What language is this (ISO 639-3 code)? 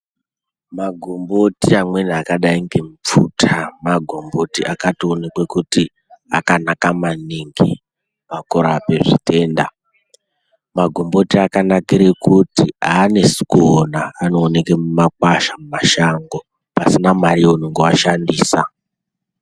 ndc